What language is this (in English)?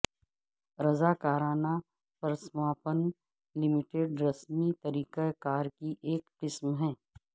Urdu